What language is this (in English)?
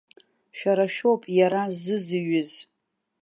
Abkhazian